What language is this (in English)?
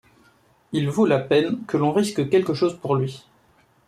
French